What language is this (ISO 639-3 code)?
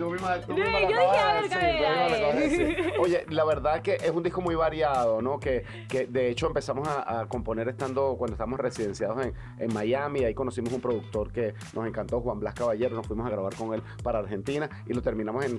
spa